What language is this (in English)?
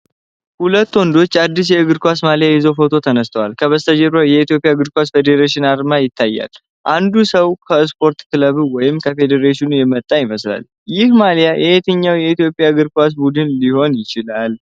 Amharic